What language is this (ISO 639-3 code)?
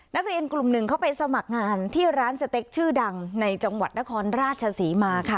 tha